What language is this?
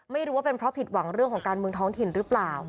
Thai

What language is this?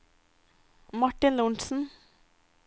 Norwegian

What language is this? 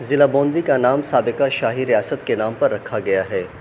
Urdu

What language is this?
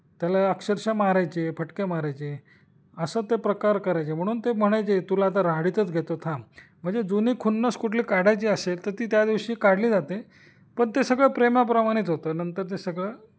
Marathi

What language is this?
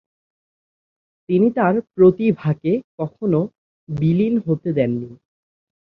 Bangla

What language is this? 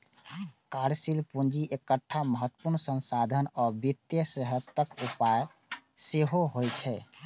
Maithili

